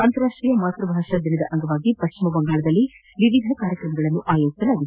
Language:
Kannada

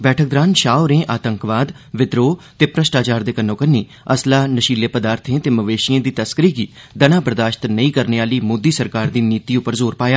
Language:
Dogri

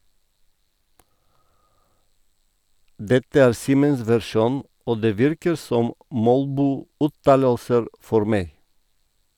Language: Norwegian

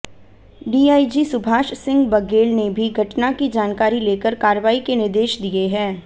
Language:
Hindi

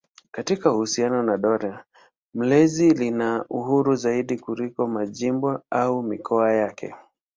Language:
Swahili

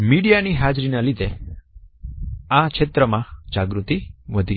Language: Gujarati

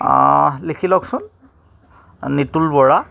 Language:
Assamese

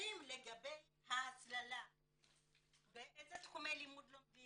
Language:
Hebrew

